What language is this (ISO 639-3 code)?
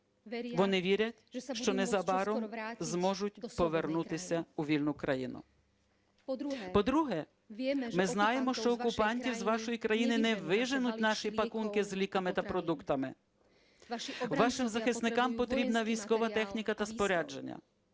ukr